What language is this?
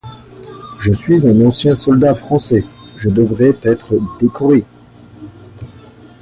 French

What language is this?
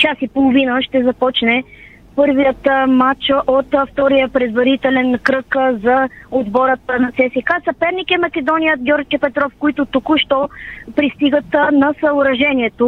Bulgarian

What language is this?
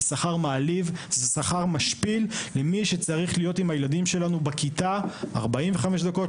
Hebrew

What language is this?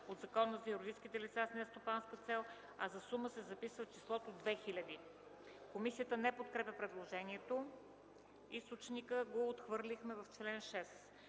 Bulgarian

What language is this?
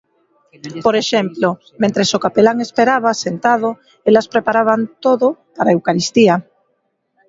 Galician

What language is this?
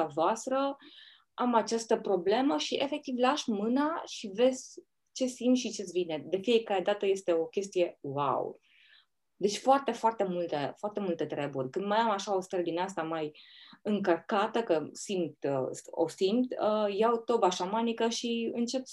Romanian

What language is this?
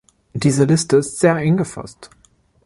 German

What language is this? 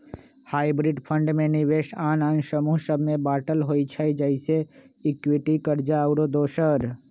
Magahi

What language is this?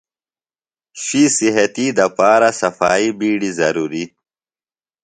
Phalura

